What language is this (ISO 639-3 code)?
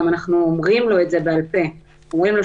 heb